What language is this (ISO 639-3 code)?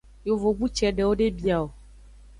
ajg